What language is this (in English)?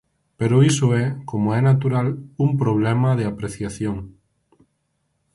Galician